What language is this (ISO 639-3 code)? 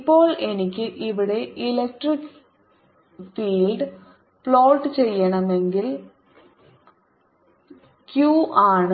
mal